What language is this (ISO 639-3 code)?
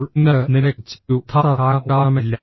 mal